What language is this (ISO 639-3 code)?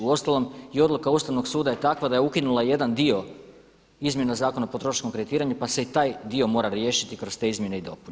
hrv